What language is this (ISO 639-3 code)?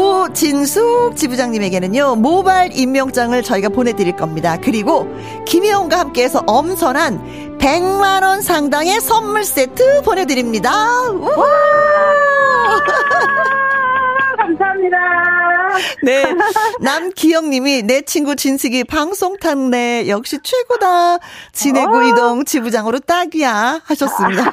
kor